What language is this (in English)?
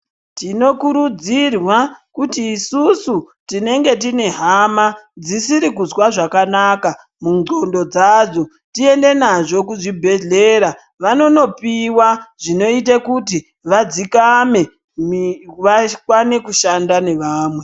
Ndau